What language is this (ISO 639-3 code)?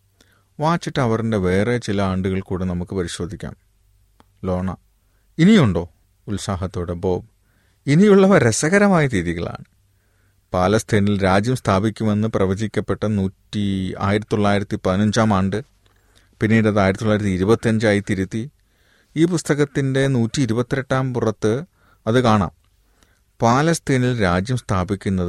mal